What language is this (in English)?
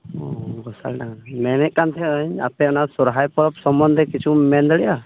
Santali